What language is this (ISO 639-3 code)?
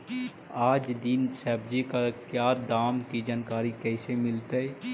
mag